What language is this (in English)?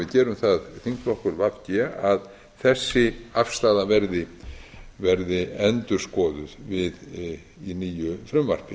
Icelandic